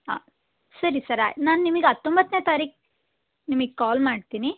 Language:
Kannada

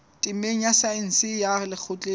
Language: Southern Sotho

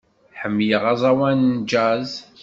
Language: Kabyle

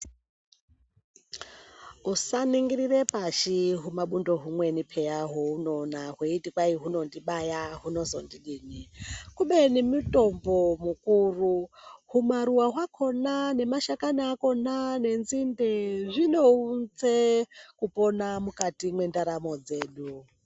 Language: Ndau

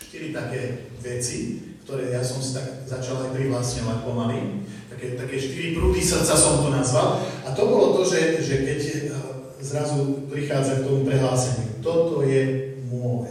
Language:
Slovak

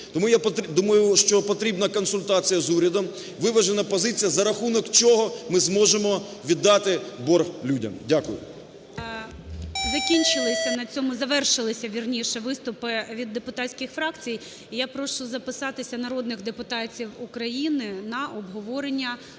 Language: Ukrainian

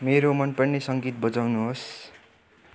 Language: Nepali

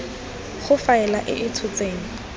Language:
Tswana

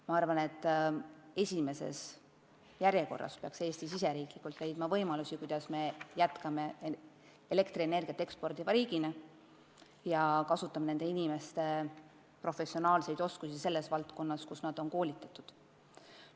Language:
Estonian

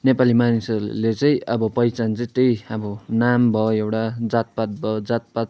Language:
Nepali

